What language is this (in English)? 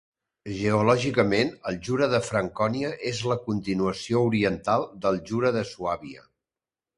Catalan